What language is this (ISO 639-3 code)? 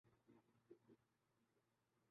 urd